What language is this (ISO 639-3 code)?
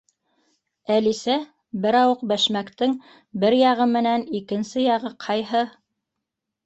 bak